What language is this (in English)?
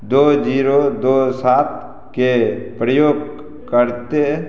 Maithili